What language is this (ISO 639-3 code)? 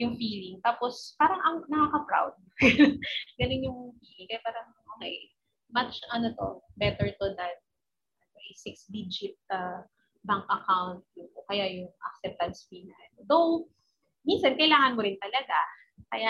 fil